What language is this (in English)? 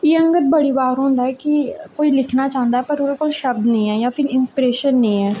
Dogri